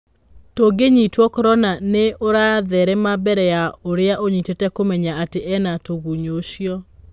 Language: Kikuyu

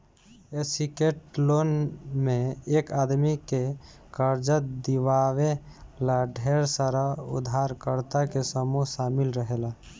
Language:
Bhojpuri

